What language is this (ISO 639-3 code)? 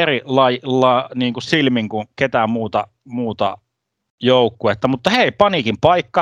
fin